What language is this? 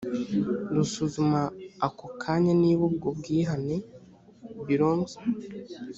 Kinyarwanda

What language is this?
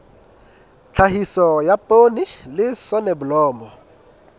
Southern Sotho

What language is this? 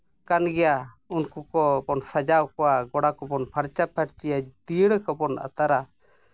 Santali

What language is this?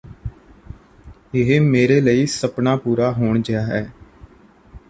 Punjabi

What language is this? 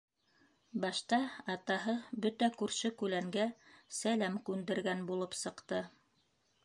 Bashkir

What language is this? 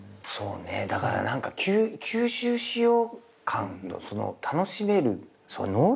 Japanese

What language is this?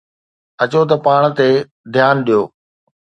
Sindhi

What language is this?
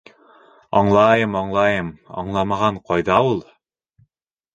Bashkir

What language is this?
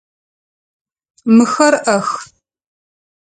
Adyghe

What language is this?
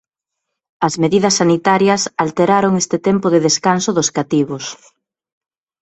Galician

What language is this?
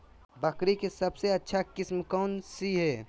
Magahi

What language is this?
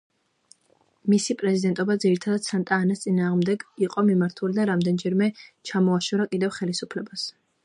Georgian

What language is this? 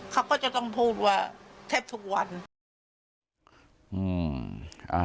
Thai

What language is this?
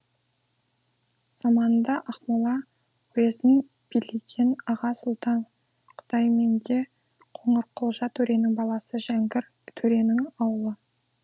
Kazakh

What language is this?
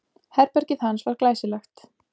Icelandic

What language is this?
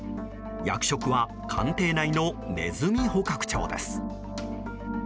Japanese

